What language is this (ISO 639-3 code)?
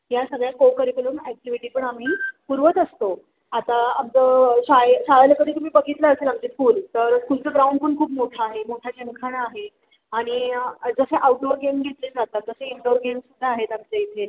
mar